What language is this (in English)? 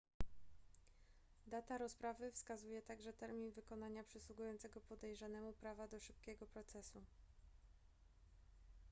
Polish